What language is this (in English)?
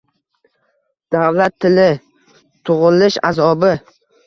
Uzbek